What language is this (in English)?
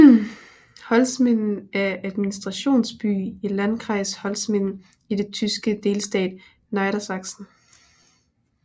Danish